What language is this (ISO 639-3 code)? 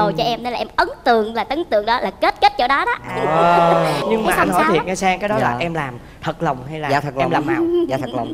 vie